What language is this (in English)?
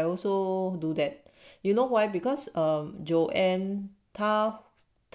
English